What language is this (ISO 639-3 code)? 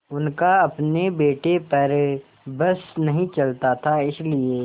hin